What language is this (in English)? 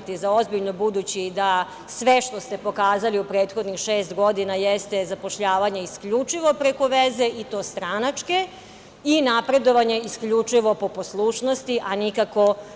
Serbian